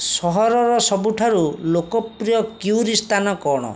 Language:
Odia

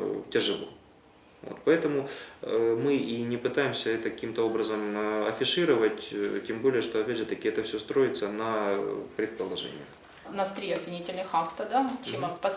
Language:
Russian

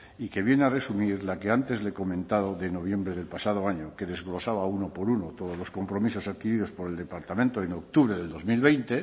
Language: Spanish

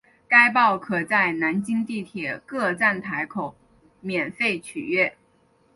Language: Chinese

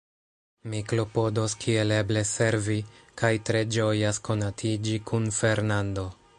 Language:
Esperanto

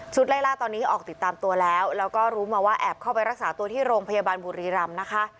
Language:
Thai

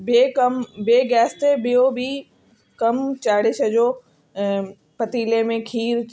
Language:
Sindhi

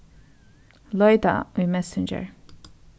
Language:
Faroese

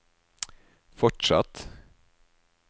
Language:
Norwegian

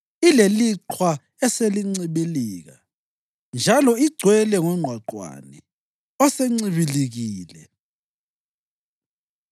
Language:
North Ndebele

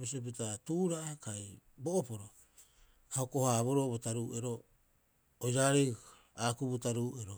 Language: Rapoisi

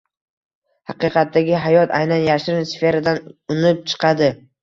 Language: Uzbek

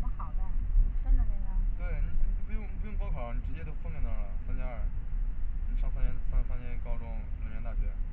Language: Chinese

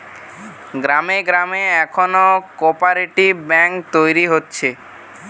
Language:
Bangla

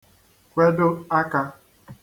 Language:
Igbo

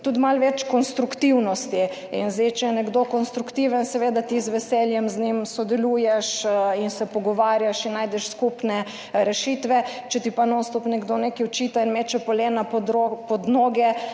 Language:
Slovenian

